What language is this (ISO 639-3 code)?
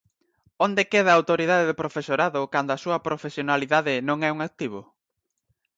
glg